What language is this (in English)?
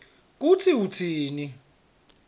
Swati